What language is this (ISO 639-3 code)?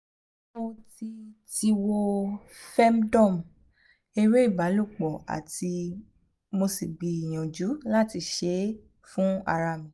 yor